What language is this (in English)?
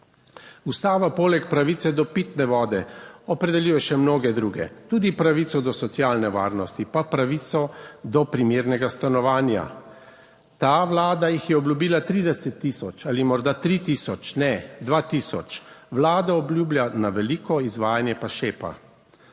Slovenian